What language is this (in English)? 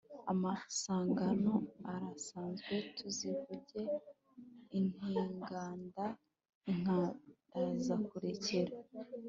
Kinyarwanda